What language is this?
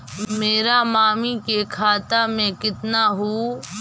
Magahi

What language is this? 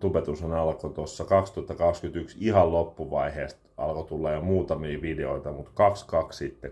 Finnish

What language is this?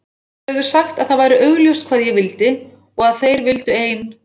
Icelandic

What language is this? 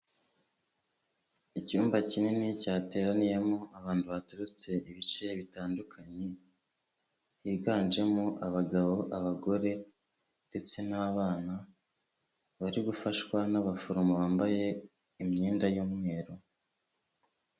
Kinyarwanda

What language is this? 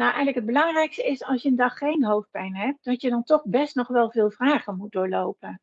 Dutch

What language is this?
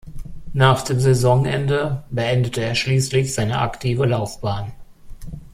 German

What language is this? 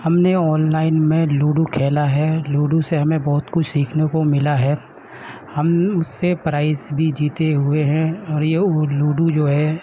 Urdu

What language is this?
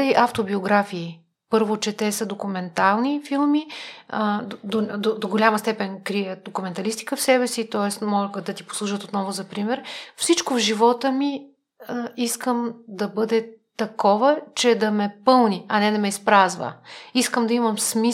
Bulgarian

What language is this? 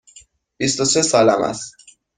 Persian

